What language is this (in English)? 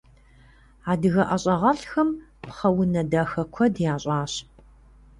Kabardian